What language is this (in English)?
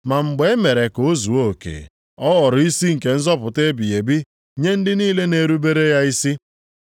Igbo